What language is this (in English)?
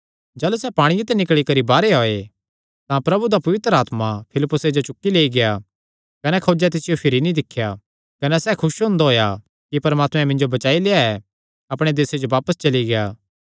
Kangri